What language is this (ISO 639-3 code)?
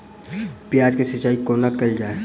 mai